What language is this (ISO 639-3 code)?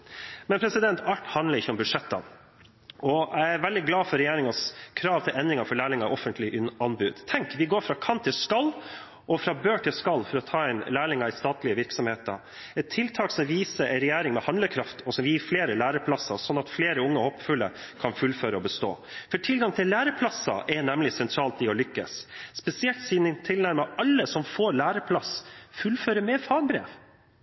nob